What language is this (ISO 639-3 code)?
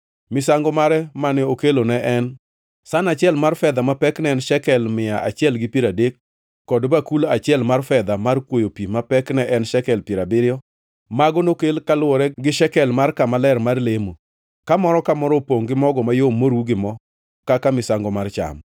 luo